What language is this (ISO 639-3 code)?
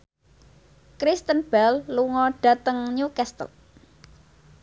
jav